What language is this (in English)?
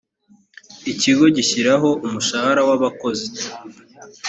Kinyarwanda